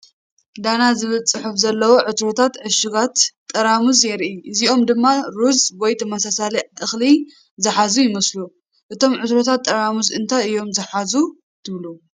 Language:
Tigrinya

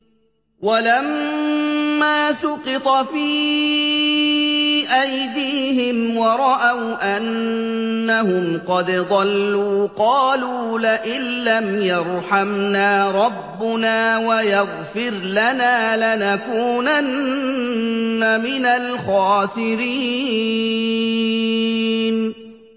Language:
Arabic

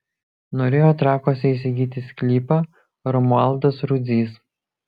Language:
Lithuanian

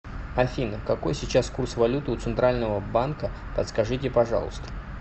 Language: Russian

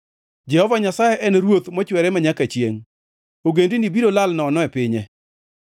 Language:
Luo (Kenya and Tanzania)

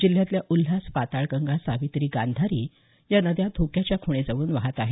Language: Marathi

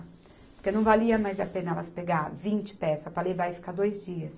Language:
Portuguese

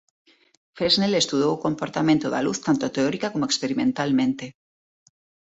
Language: Galician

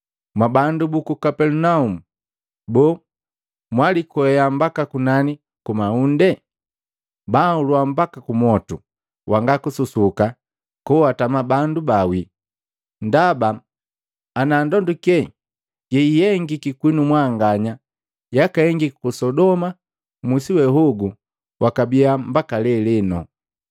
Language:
Matengo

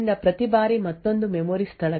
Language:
Kannada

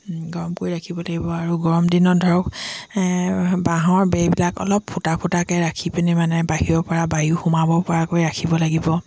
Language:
Assamese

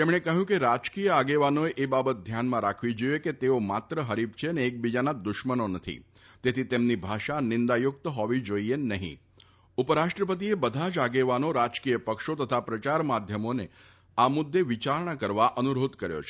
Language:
Gujarati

